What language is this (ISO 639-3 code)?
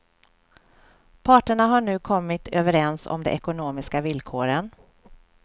swe